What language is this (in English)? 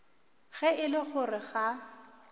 Northern Sotho